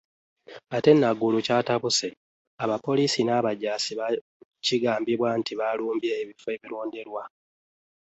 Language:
Ganda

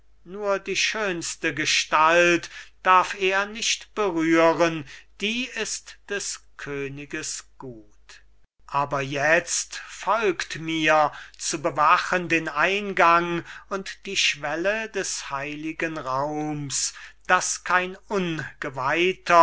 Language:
German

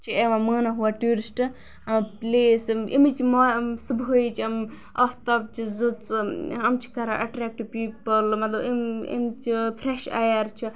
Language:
Kashmiri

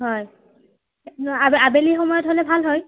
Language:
Assamese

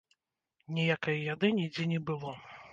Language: Belarusian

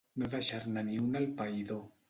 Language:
Catalan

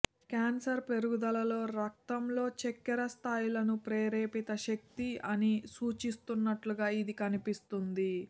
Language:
Telugu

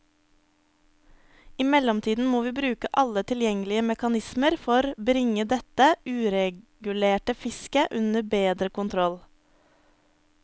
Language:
Norwegian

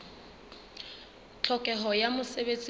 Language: Southern Sotho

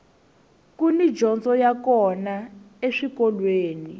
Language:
Tsonga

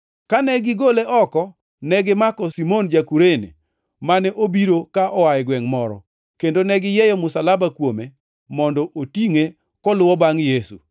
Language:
Luo (Kenya and Tanzania)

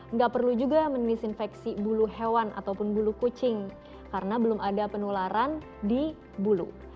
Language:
Indonesian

